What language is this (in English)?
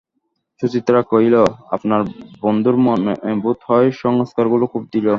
Bangla